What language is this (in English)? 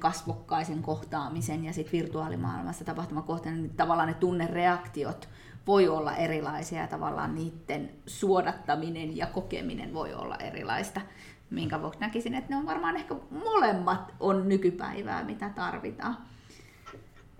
Finnish